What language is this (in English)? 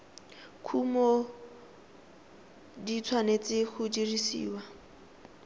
Tswana